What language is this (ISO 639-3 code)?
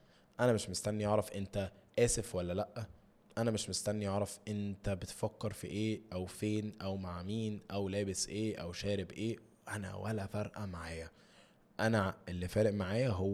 ara